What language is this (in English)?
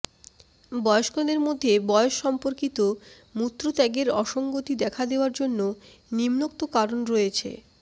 Bangla